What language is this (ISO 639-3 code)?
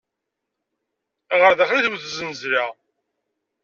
kab